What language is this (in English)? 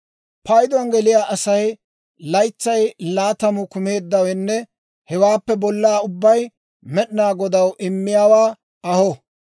Dawro